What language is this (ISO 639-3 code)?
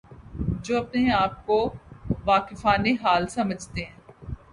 urd